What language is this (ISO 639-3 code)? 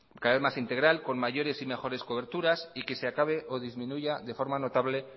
spa